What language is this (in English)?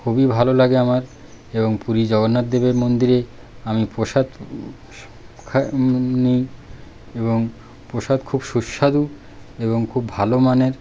Bangla